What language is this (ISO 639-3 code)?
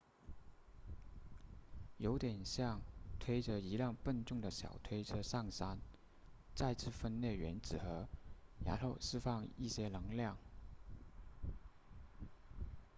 zho